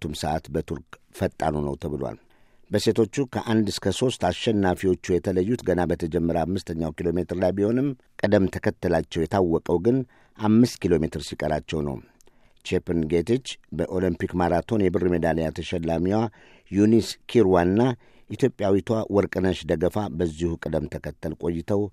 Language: Amharic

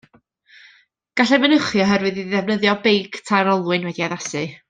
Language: Welsh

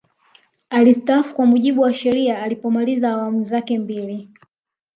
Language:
Swahili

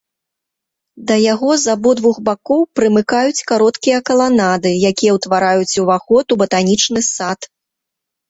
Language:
Belarusian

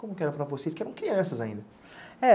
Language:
Portuguese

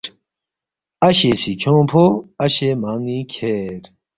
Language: Balti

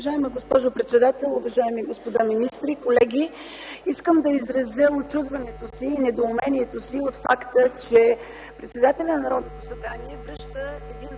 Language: Bulgarian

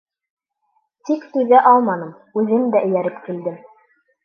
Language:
Bashkir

